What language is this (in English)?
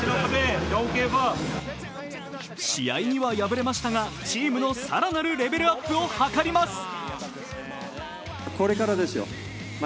Japanese